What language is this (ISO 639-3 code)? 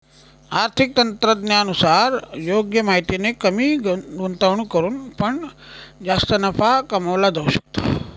mar